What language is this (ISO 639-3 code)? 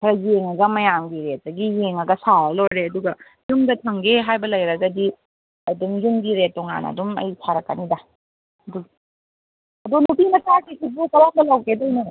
mni